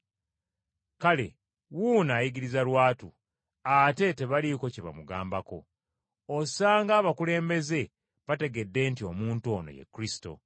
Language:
Ganda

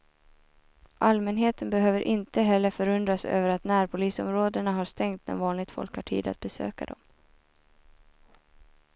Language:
Swedish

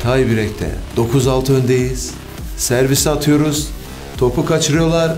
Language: Turkish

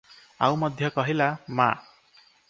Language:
Odia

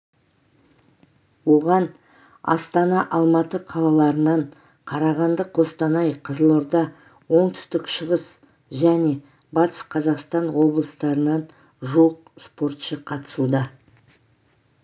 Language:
Kazakh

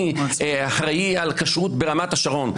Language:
Hebrew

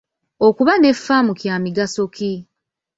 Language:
Ganda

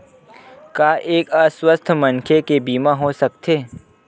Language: Chhattisgarhi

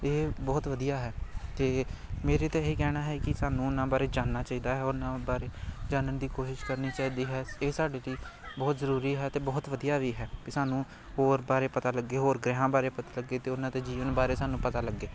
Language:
Punjabi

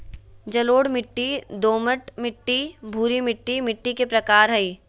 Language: Magahi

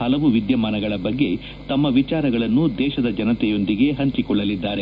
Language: Kannada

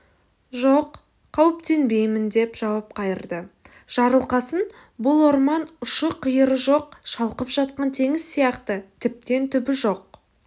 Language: Kazakh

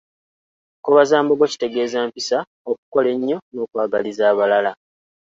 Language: Ganda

